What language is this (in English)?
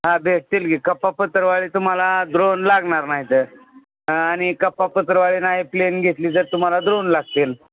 Marathi